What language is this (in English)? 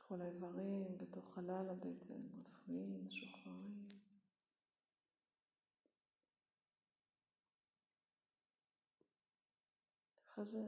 Hebrew